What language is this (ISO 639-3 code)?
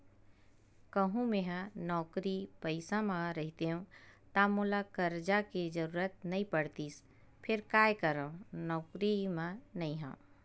hne